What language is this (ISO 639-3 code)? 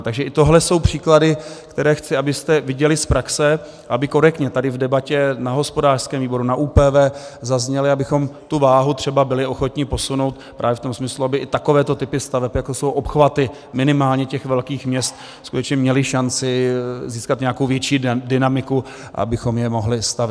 ces